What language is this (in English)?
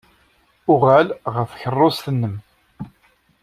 Kabyle